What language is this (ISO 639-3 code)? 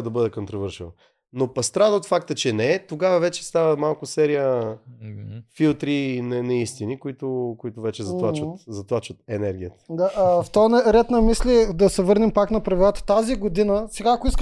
bul